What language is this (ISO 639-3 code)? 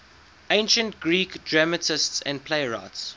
eng